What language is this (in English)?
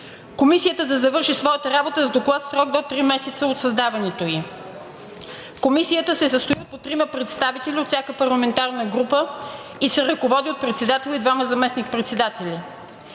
Bulgarian